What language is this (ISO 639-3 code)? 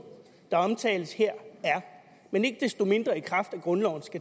dan